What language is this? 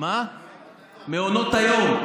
Hebrew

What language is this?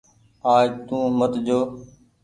Goaria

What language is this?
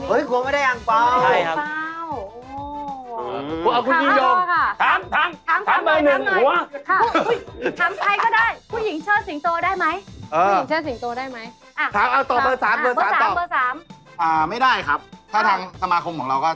Thai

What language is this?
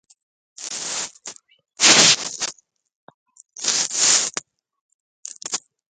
Central Kurdish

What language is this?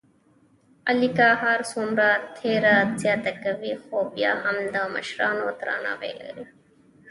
Pashto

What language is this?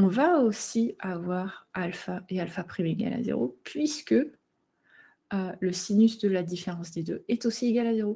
French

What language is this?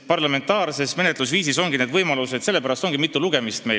Estonian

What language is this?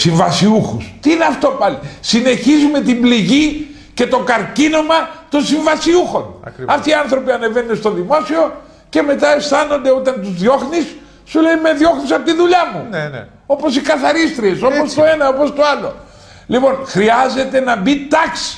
Greek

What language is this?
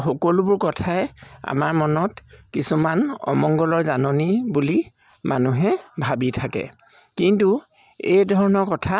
Assamese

